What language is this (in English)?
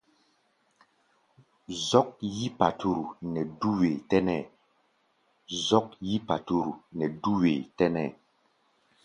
Gbaya